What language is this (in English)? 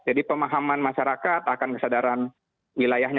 Indonesian